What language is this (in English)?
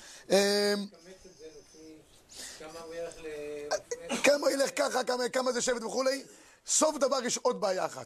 Hebrew